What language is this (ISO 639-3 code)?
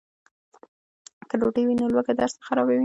pus